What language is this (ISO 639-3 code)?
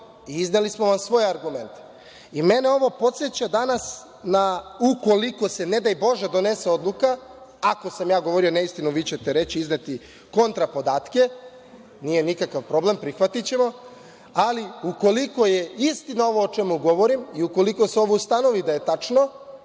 srp